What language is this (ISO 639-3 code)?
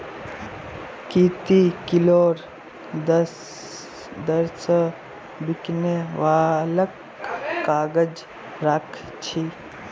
mag